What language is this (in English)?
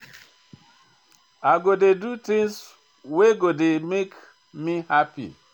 Nigerian Pidgin